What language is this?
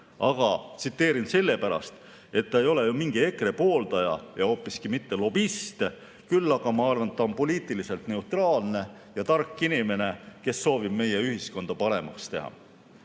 Estonian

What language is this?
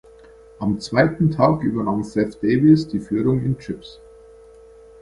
German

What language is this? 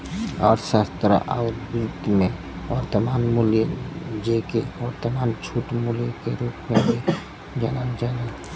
Bhojpuri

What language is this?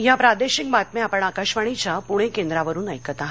Marathi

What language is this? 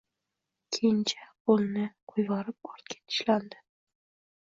Uzbek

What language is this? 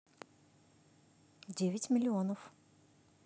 Russian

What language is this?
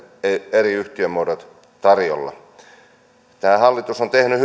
Finnish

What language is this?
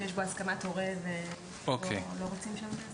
Hebrew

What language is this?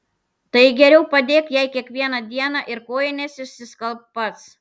Lithuanian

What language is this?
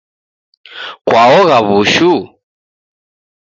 Taita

